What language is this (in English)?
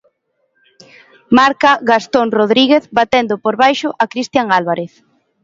Galician